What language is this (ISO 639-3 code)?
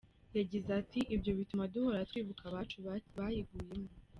kin